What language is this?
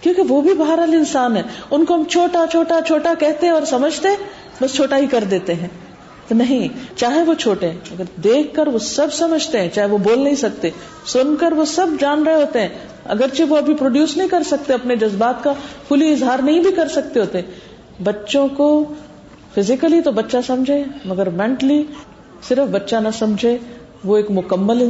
Urdu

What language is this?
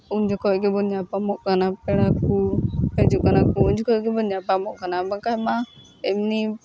Santali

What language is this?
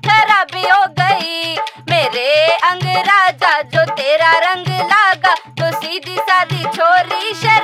Hindi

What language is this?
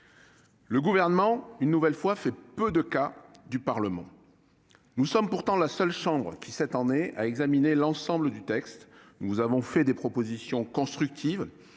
French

